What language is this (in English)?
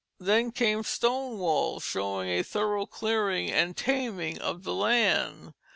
English